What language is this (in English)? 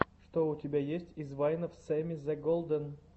Russian